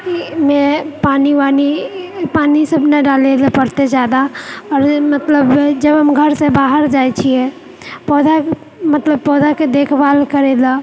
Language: Maithili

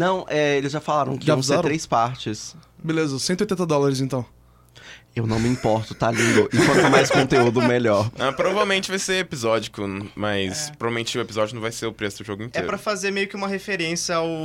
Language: Portuguese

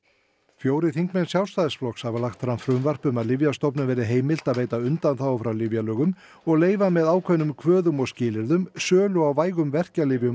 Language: Icelandic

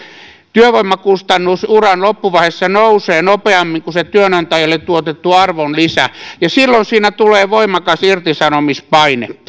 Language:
Finnish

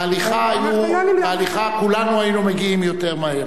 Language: Hebrew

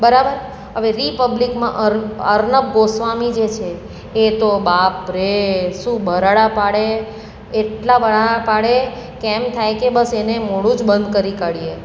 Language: Gujarati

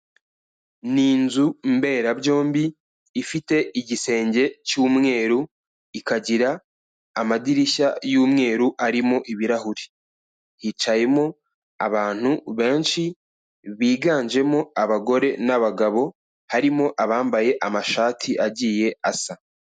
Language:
Kinyarwanda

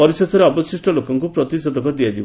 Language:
Odia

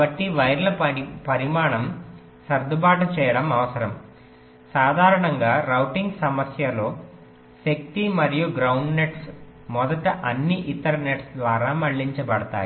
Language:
Telugu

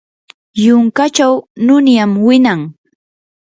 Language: Yanahuanca Pasco Quechua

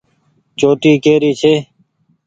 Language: Goaria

